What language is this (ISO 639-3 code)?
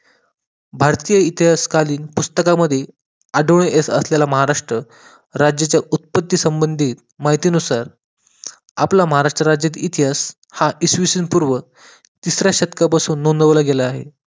mar